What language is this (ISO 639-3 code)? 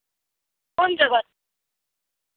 mai